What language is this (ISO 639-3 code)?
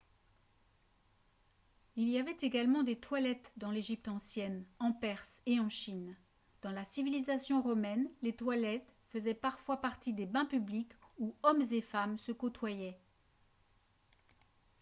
fra